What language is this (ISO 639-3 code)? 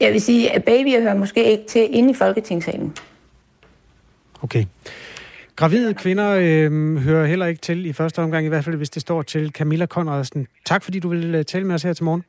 dan